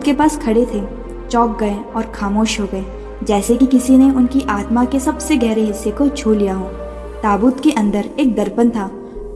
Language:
Hindi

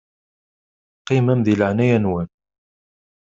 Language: Kabyle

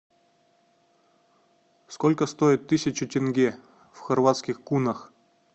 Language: Russian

